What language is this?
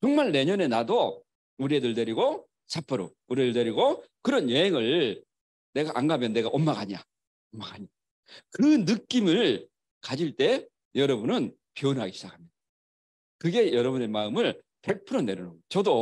Korean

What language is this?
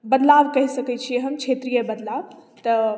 Maithili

